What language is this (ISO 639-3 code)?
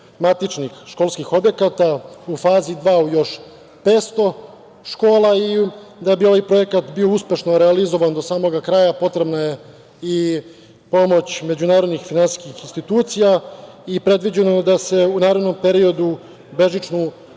srp